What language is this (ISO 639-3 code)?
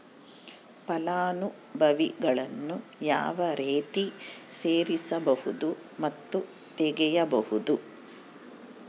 kan